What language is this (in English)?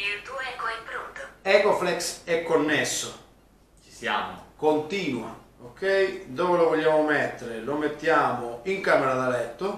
Italian